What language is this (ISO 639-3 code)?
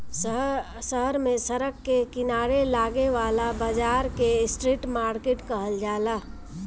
bho